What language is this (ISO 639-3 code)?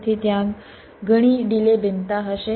guj